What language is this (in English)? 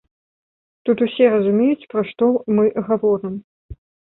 Belarusian